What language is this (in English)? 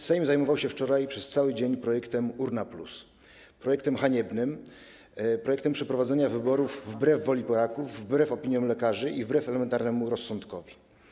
Polish